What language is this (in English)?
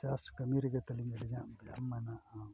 Santali